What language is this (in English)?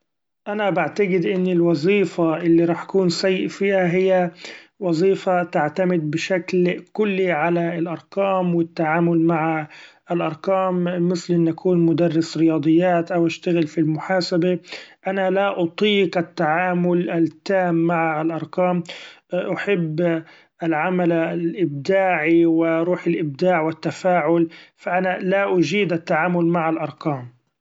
Gulf Arabic